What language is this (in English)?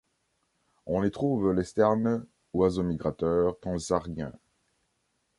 French